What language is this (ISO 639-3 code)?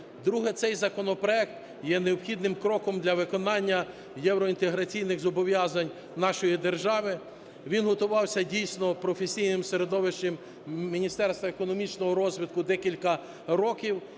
ukr